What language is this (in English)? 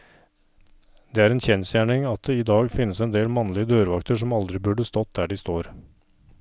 Norwegian